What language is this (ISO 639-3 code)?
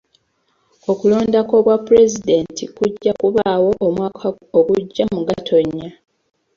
lug